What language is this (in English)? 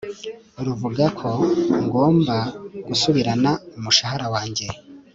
Kinyarwanda